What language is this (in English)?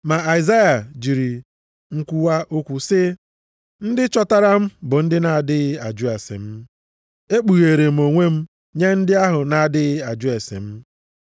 Igbo